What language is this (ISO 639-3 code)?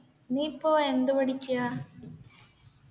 mal